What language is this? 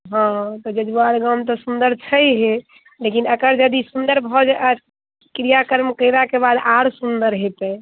Maithili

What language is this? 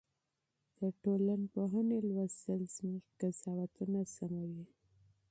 Pashto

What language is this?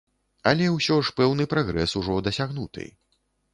Belarusian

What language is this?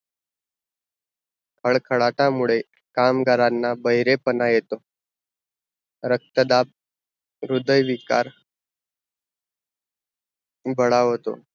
Marathi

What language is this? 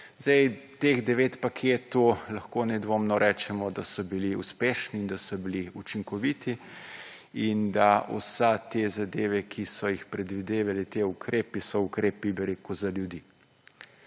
Slovenian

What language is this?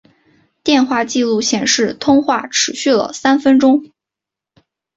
Chinese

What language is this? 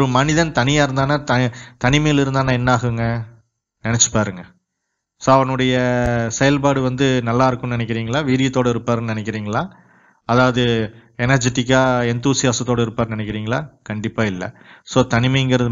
Tamil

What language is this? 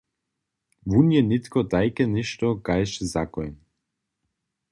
Upper Sorbian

